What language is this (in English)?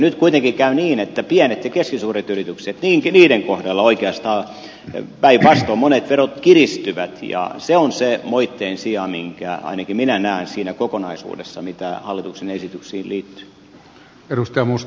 Finnish